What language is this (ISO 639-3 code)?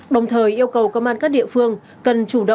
vie